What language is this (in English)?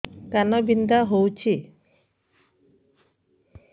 Odia